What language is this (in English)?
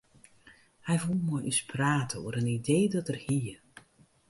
Western Frisian